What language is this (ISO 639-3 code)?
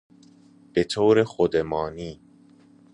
fas